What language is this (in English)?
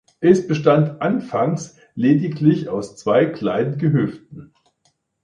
German